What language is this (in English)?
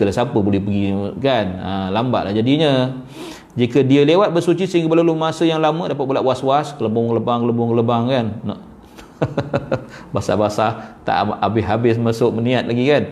Malay